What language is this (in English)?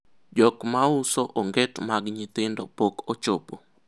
Luo (Kenya and Tanzania)